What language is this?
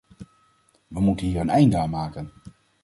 Dutch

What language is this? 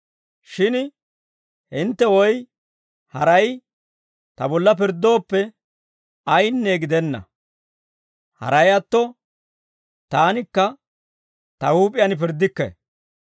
Dawro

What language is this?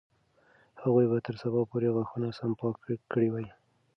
Pashto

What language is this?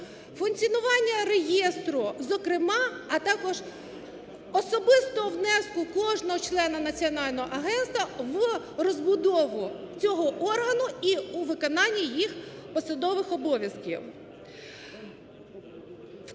Ukrainian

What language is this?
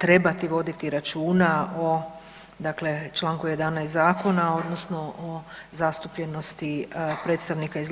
Croatian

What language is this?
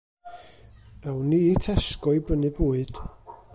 Welsh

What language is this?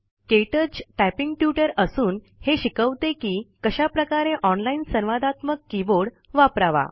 Marathi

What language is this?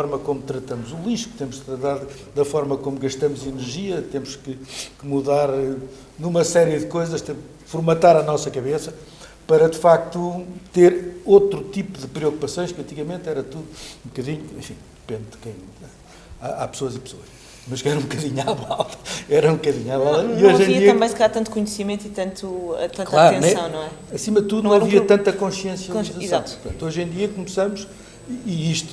Portuguese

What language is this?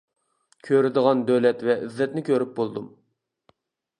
Uyghur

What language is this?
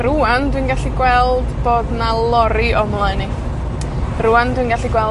Welsh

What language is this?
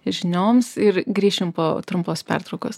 Lithuanian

